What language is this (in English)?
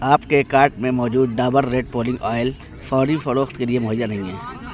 Urdu